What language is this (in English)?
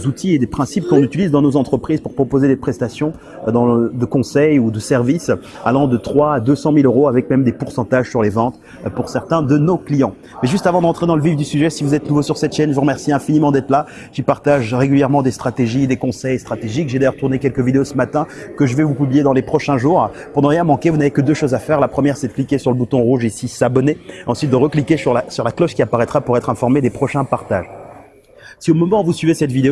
French